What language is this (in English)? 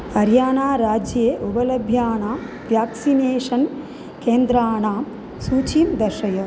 Sanskrit